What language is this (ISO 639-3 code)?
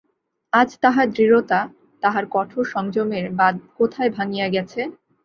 ben